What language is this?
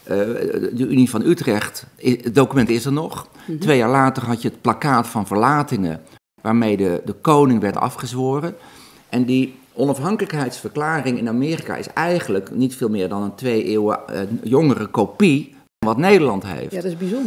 Dutch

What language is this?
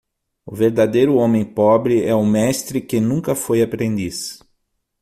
Portuguese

